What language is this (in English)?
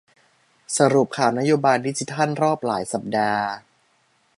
Thai